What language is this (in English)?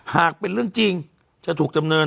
Thai